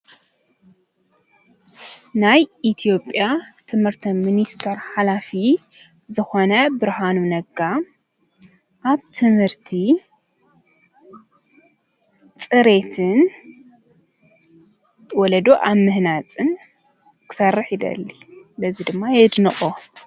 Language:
Tigrinya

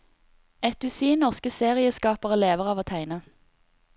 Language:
Norwegian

